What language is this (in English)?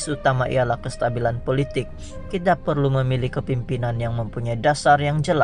Indonesian